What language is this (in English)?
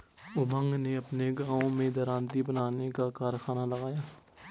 Hindi